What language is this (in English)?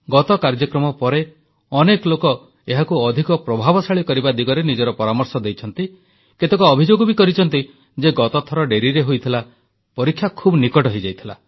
Odia